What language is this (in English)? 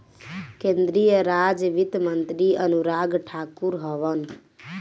Bhojpuri